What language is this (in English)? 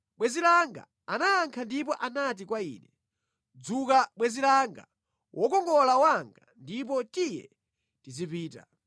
Nyanja